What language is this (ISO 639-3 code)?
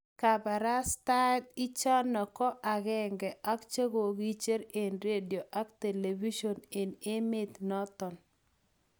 kln